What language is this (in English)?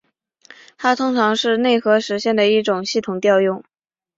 Chinese